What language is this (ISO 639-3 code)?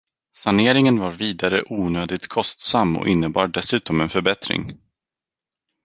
swe